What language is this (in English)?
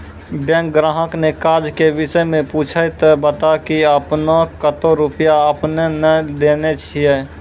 Maithili